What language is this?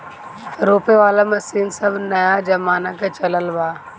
Bhojpuri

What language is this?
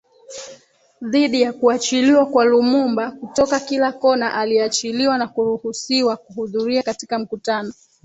Swahili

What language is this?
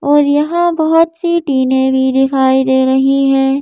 Hindi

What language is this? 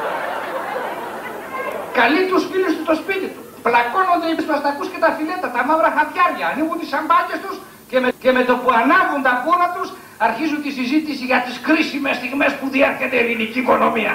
Greek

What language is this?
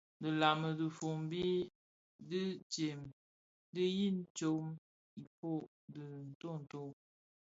Bafia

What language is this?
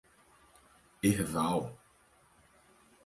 Portuguese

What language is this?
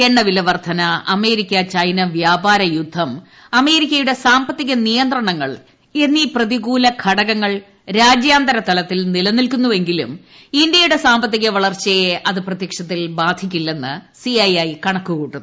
Malayalam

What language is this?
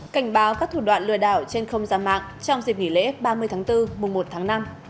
Vietnamese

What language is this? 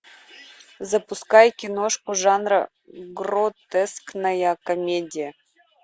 Russian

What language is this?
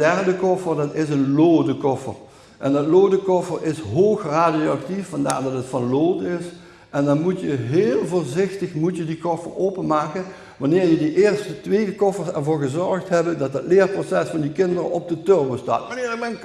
Dutch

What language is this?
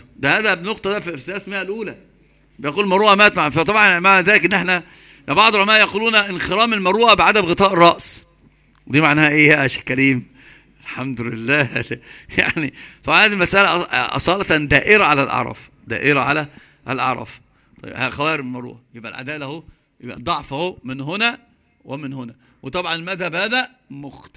Arabic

